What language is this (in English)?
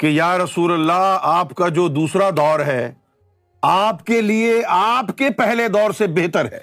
Urdu